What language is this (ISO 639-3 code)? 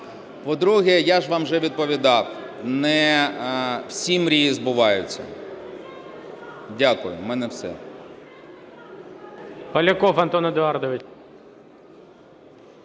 ukr